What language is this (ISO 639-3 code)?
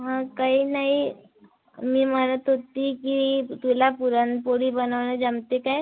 mar